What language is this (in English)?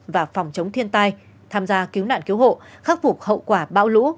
Vietnamese